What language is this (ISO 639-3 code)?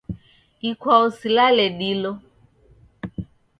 dav